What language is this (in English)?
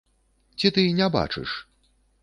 Belarusian